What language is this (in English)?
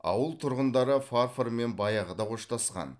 Kazakh